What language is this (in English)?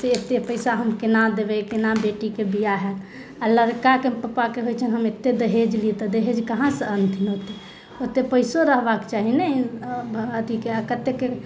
Maithili